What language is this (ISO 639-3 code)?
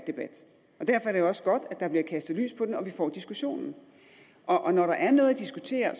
dan